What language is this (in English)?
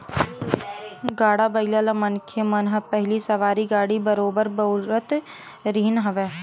Chhattisgarhi